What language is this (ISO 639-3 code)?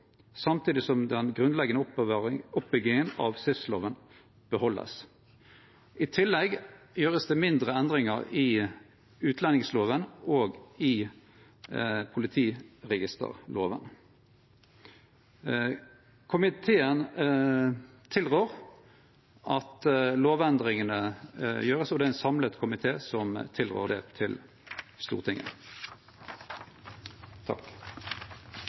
nno